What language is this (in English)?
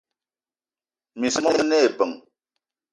Eton (Cameroon)